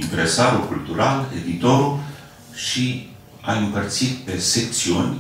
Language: Romanian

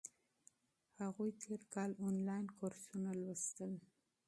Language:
Pashto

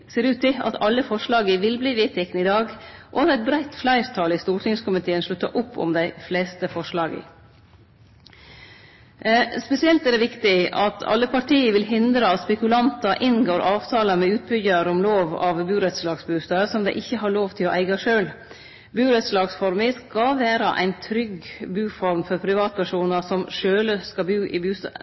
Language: Norwegian Nynorsk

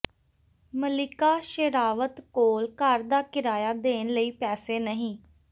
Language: Punjabi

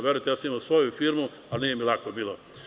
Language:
Serbian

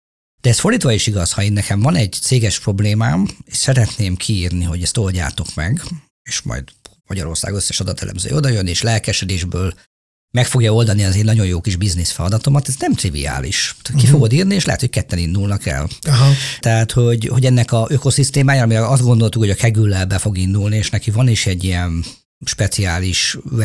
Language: Hungarian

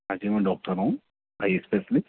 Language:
Urdu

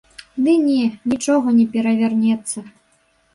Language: Belarusian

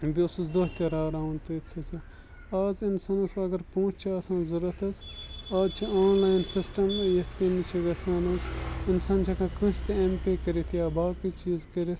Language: Kashmiri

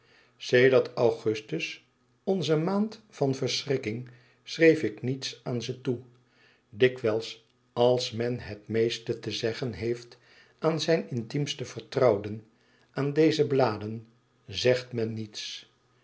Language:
Dutch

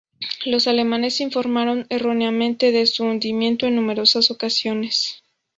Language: Spanish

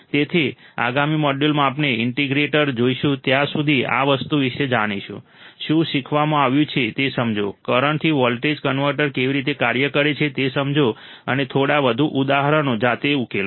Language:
Gujarati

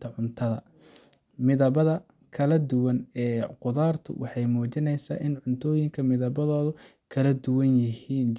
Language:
Somali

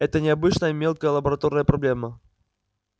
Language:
Russian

